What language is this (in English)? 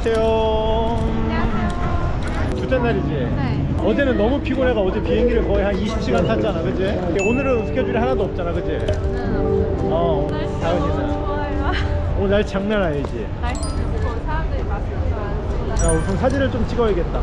Korean